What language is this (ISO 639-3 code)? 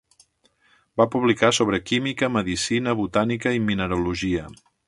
cat